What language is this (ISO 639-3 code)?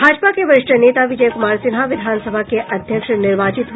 hin